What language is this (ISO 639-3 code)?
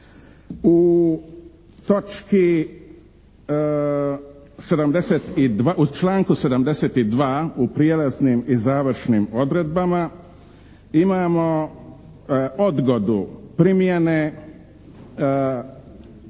hrv